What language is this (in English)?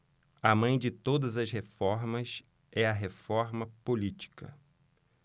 Portuguese